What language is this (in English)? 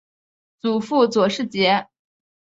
Chinese